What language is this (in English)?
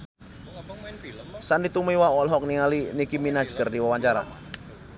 Sundanese